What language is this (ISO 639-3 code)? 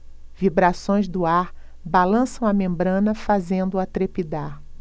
por